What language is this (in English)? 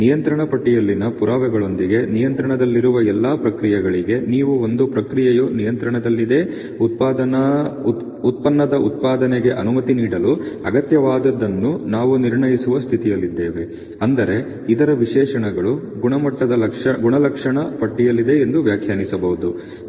Kannada